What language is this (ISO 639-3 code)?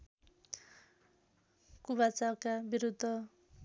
nep